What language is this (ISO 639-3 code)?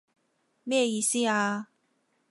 yue